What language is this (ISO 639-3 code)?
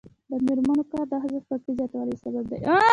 pus